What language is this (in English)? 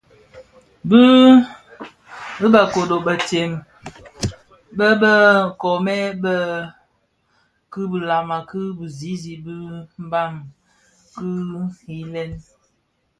Bafia